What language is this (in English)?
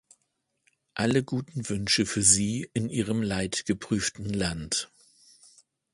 German